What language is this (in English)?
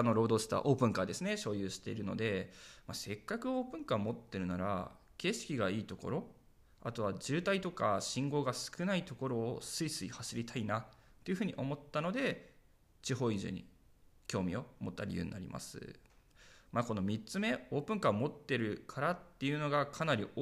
Japanese